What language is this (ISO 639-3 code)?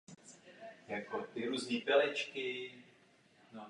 ces